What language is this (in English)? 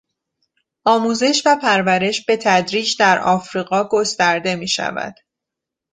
Persian